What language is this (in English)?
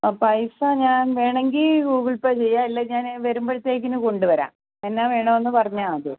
Malayalam